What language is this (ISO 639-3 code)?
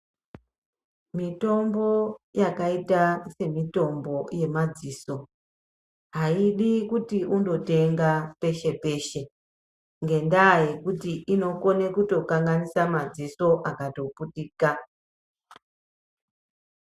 ndc